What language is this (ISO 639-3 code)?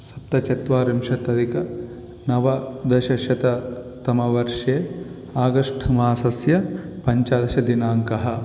san